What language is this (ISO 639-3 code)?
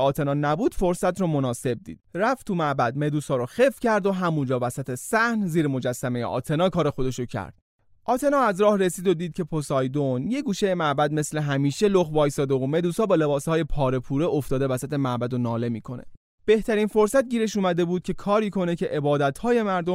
fas